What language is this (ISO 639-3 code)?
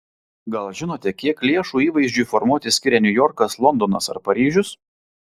lit